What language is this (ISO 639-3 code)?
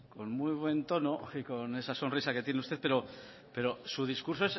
spa